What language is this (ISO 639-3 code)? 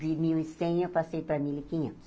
por